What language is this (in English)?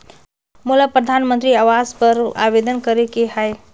Chhattisgarhi